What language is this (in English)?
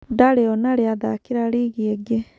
Kikuyu